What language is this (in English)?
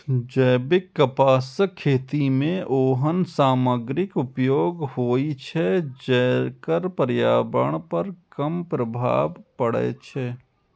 Maithili